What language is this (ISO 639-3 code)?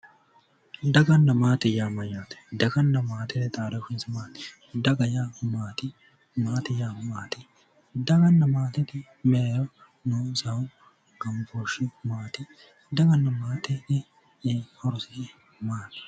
sid